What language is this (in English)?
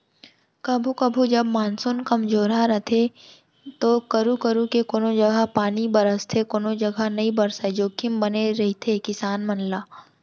Chhattisgarhi